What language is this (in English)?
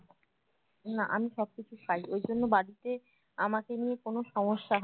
Bangla